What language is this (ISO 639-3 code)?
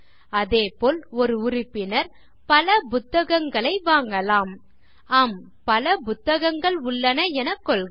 tam